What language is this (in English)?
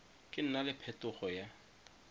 Tswana